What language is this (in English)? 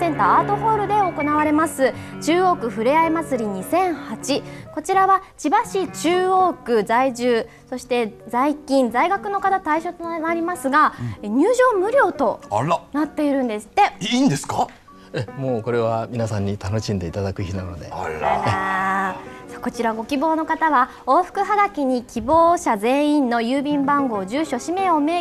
Japanese